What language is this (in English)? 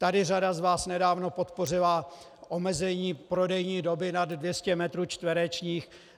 Czech